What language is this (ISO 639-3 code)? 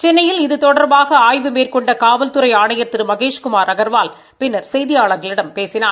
tam